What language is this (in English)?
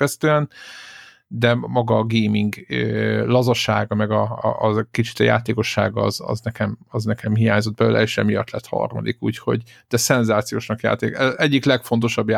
Hungarian